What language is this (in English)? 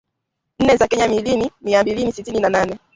Swahili